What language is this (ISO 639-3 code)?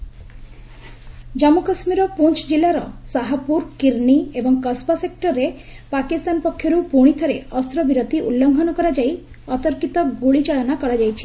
ori